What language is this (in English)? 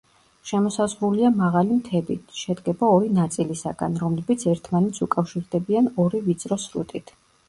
Georgian